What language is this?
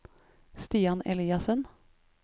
Norwegian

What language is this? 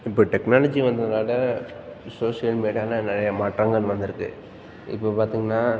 Tamil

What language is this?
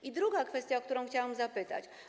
Polish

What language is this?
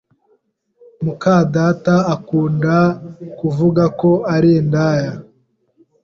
Kinyarwanda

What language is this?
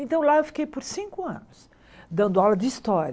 Portuguese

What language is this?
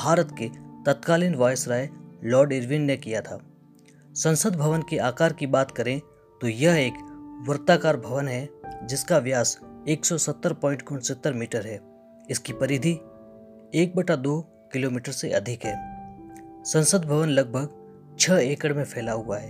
Hindi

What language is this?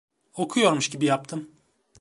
Turkish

